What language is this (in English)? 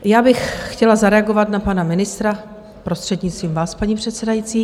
Czech